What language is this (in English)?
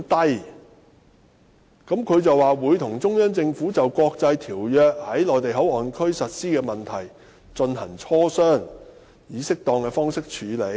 Cantonese